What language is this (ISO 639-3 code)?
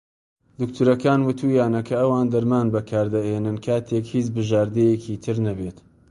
ckb